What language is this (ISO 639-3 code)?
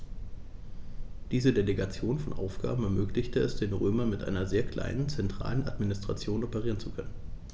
deu